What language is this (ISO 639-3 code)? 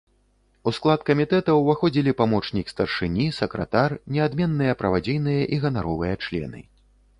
bel